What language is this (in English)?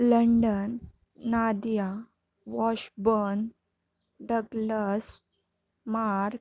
Marathi